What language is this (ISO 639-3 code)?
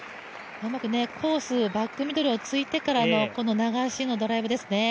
jpn